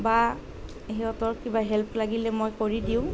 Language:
Assamese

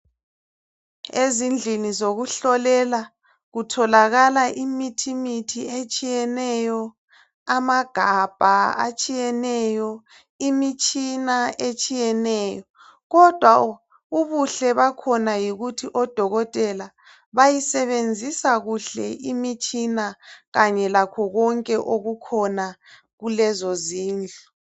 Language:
North Ndebele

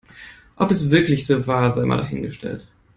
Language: German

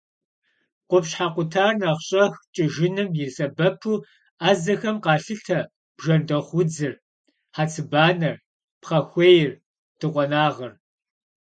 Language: Kabardian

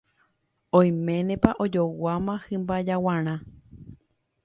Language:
Guarani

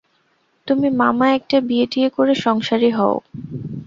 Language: Bangla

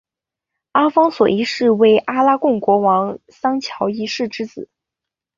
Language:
Chinese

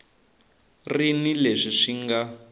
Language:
Tsonga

